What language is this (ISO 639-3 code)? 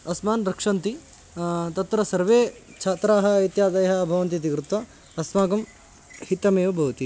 san